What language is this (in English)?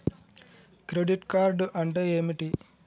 Telugu